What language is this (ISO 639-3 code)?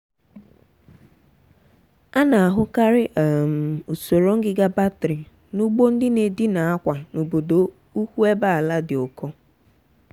ibo